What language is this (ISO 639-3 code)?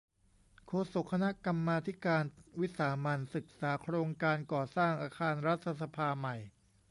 tha